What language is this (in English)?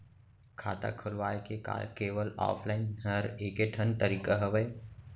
Chhattisgarhi